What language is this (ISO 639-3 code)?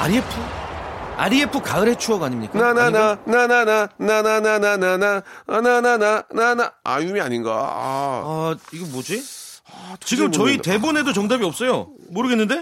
kor